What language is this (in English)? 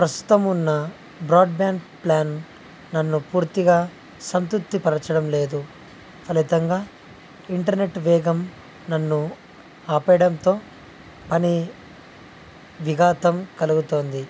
Telugu